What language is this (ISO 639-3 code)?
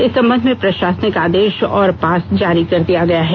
hin